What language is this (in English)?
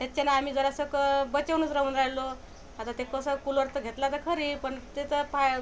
Marathi